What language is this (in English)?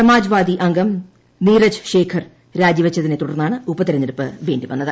Malayalam